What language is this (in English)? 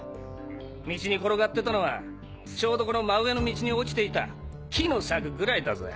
Japanese